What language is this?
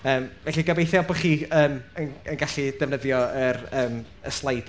Welsh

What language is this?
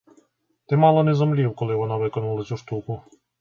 Ukrainian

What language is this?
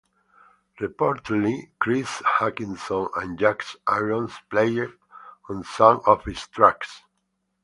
English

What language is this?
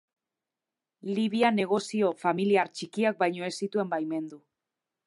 Basque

